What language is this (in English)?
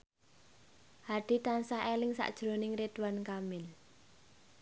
Javanese